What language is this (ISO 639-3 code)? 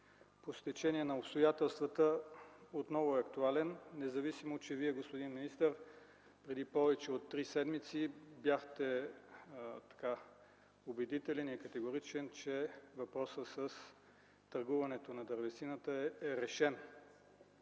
bul